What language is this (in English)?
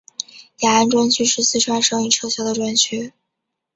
Chinese